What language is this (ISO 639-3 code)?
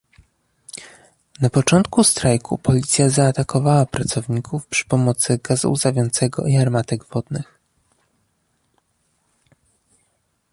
pol